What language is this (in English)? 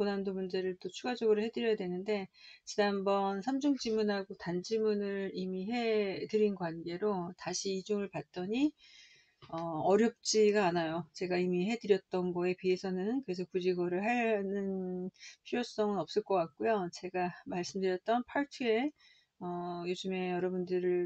Korean